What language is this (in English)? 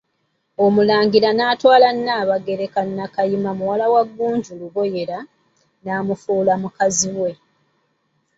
Ganda